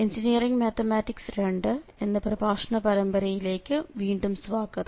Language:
Malayalam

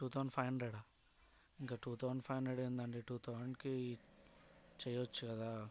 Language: Telugu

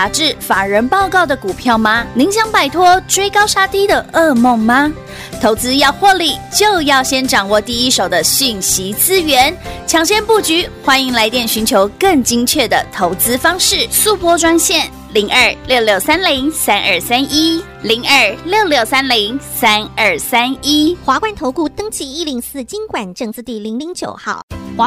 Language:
Chinese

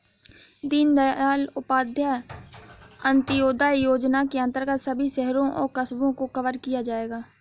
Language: Hindi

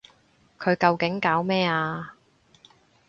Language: Cantonese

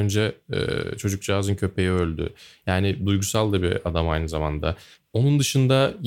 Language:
Turkish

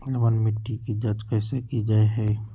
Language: Magahi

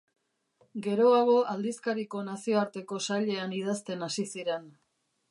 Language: Basque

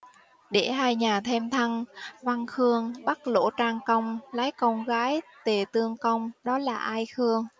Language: Vietnamese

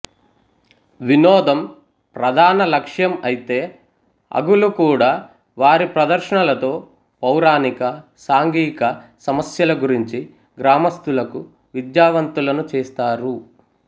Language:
Telugu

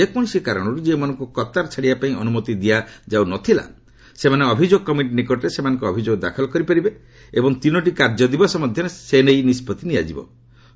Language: Odia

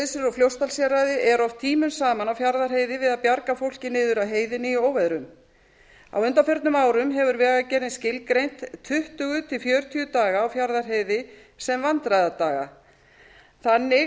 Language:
Icelandic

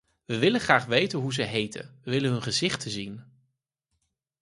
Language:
Dutch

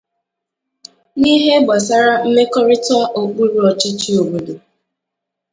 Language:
Igbo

